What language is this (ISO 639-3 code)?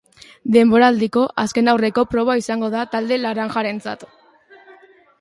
eus